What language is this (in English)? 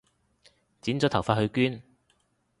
Cantonese